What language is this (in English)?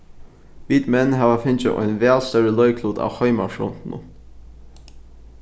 Faroese